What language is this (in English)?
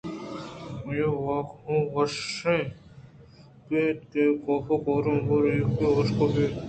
Eastern Balochi